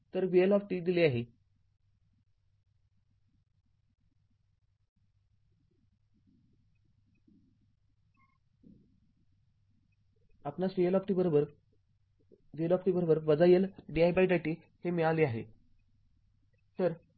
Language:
Marathi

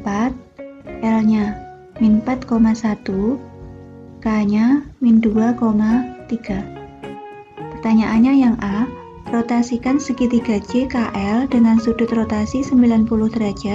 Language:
Indonesian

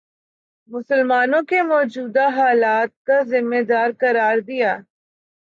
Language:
Urdu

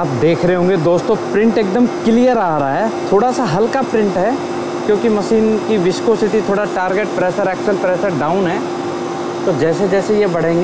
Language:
Hindi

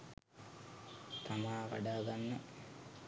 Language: Sinhala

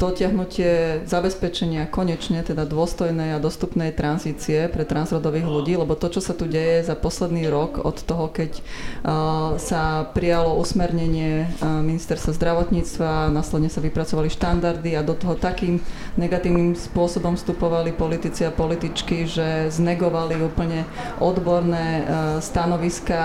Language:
Slovak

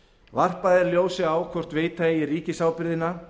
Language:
Icelandic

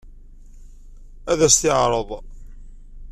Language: Kabyle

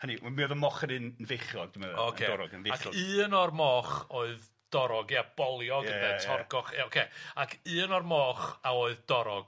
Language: Welsh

